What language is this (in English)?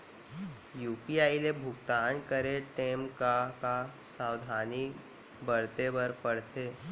Chhattisgarhi